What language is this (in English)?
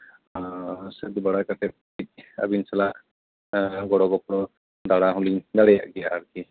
Santali